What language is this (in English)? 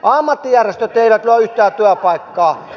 Finnish